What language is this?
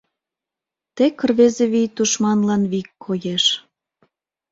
Mari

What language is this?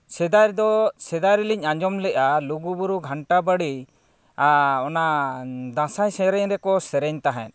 Santali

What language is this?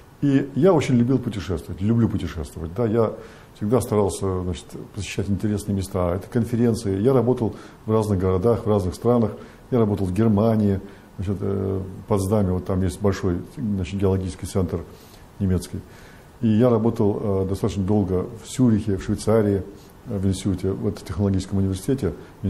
Russian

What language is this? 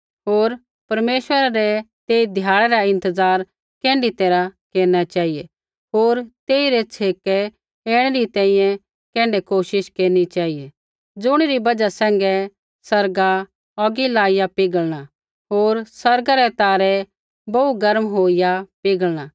Kullu Pahari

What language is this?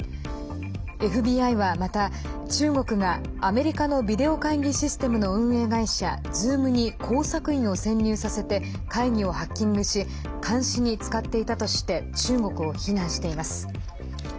Japanese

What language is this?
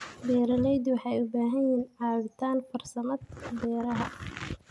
Somali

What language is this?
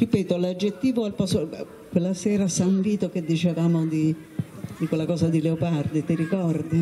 Italian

